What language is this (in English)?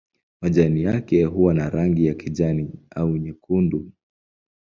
Swahili